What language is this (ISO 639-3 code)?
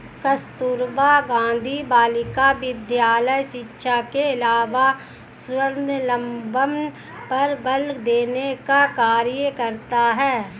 hin